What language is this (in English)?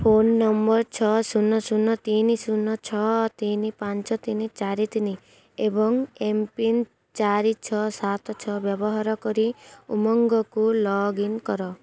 Odia